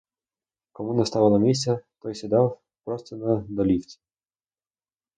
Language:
Ukrainian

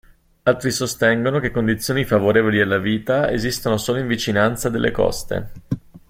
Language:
Italian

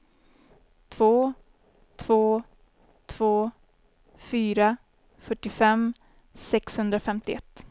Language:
Swedish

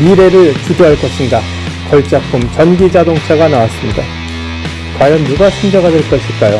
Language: Korean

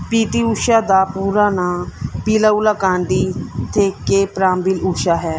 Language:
Punjabi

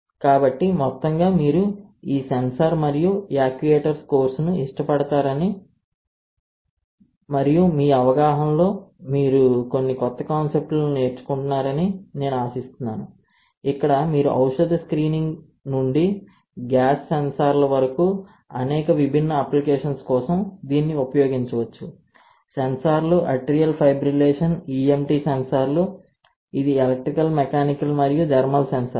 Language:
Telugu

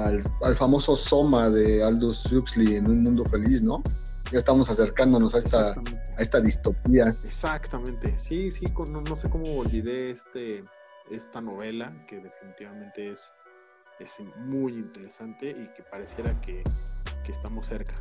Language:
Spanish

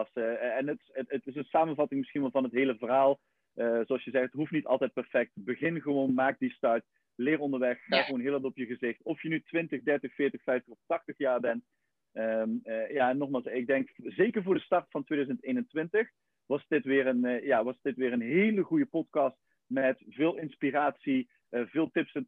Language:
Dutch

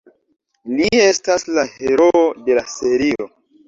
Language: Esperanto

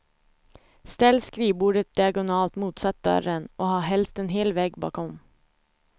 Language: Swedish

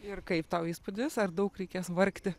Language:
Lithuanian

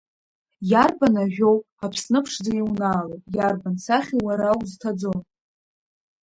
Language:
Abkhazian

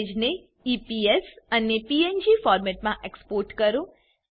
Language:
Gujarati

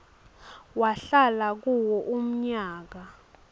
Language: Swati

